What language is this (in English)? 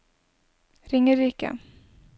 Norwegian